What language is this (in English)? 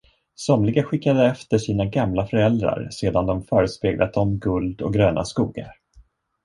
Swedish